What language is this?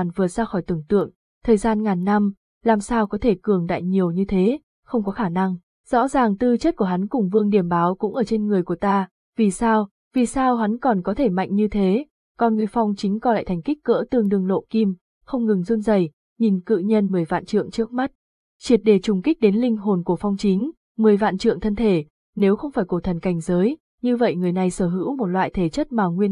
Vietnamese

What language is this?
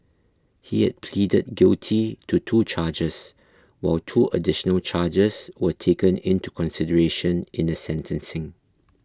English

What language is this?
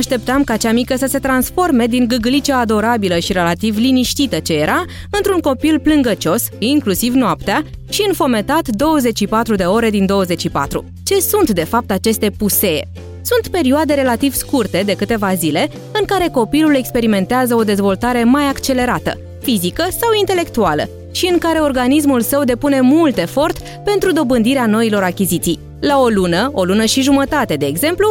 Romanian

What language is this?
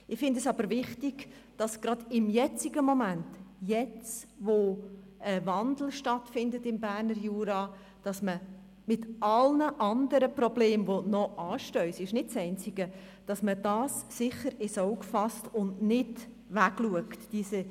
Swiss German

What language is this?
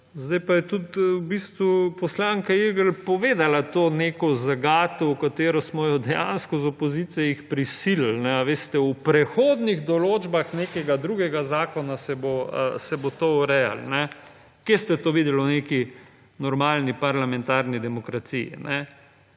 Slovenian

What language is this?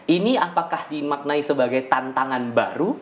Indonesian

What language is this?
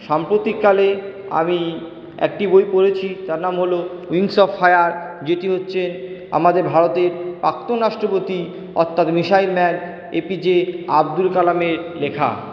Bangla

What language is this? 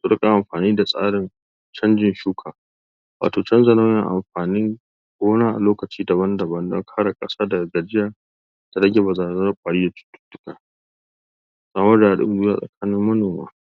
Hausa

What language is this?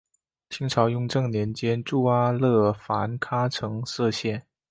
Chinese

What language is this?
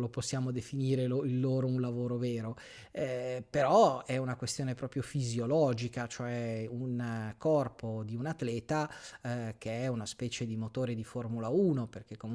Italian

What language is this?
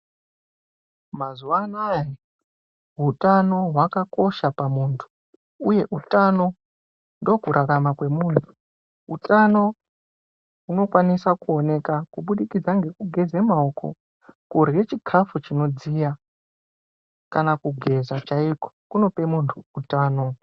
Ndau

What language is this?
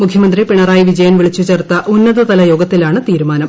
Malayalam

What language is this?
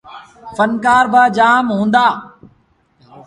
Sindhi Bhil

